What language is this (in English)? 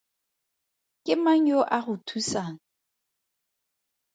Tswana